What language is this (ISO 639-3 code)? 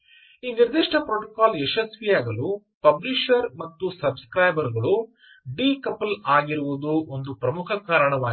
kan